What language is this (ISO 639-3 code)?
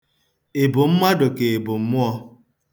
ibo